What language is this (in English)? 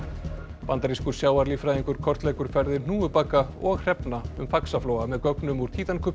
Icelandic